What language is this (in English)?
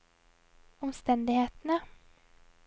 Norwegian